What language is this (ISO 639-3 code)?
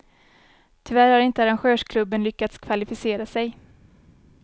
swe